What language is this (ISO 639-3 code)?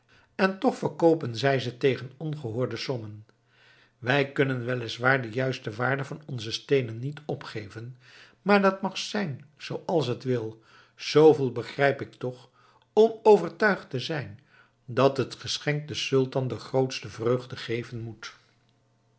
nld